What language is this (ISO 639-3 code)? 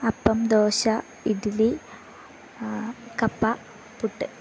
mal